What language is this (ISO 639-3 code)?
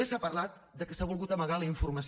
cat